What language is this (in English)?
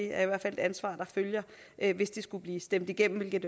Danish